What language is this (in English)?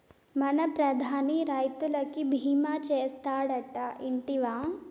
Telugu